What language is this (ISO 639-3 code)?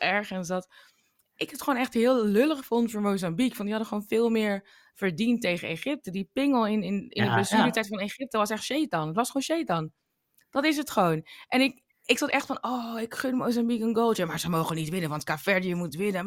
nld